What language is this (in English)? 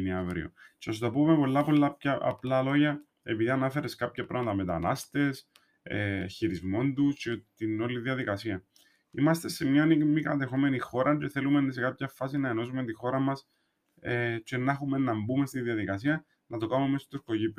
Greek